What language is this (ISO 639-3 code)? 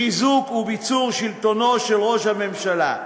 heb